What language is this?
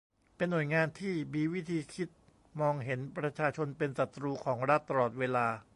Thai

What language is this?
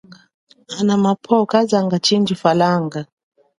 Chokwe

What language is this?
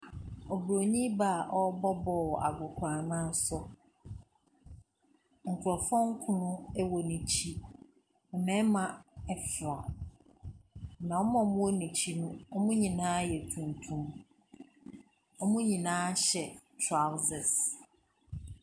Akan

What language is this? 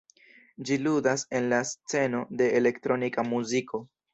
Esperanto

